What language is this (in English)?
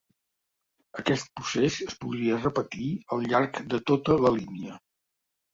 Catalan